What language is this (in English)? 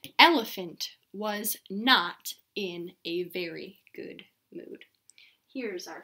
English